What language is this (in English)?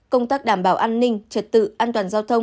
Vietnamese